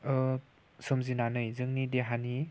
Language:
Bodo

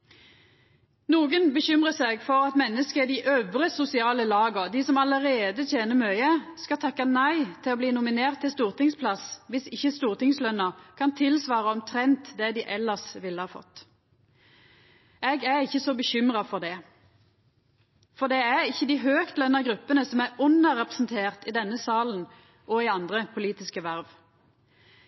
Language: Norwegian Nynorsk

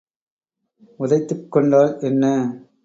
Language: Tamil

